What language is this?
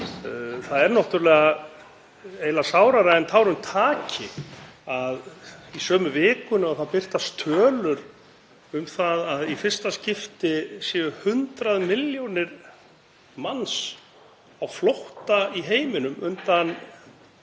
Icelandic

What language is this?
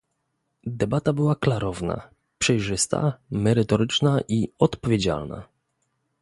Polish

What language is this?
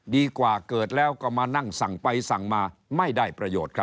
Thai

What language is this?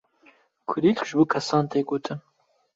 Kurdish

